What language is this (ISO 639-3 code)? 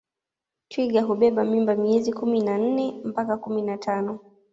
swa